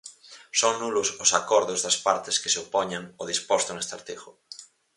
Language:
Galician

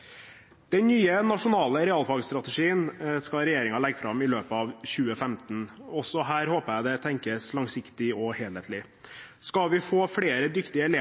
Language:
Norwegian Bokmål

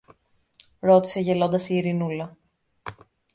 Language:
Greek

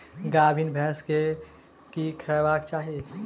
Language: Maithili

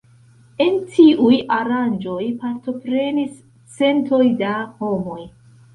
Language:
Esperanto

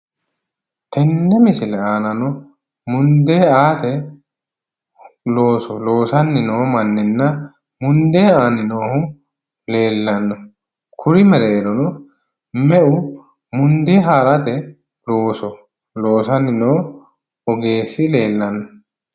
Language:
Sidamo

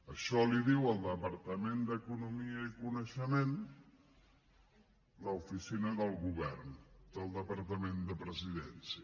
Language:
Catalan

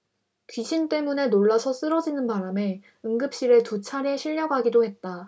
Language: Korean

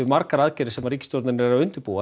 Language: Icelandic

